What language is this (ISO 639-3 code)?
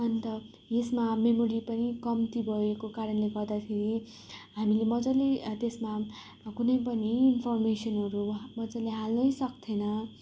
nep